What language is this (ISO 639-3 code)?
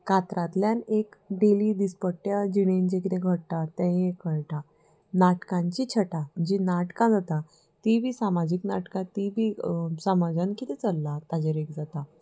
kok